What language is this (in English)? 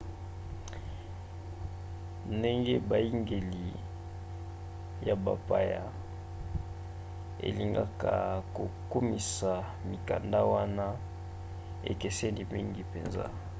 Lingala